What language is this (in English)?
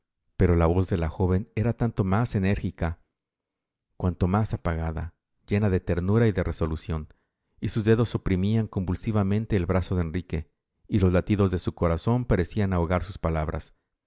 Spanish